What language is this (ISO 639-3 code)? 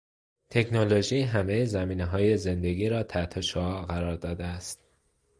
fas